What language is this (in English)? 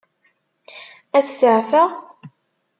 Kabyle